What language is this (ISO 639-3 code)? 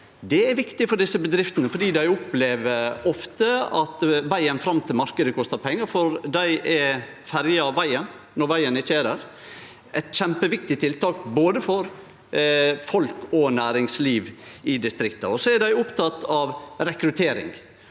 nor